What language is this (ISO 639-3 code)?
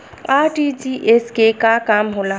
bho